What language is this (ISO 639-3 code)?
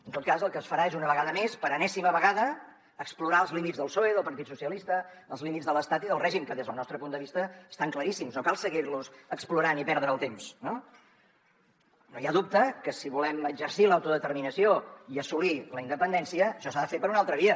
cat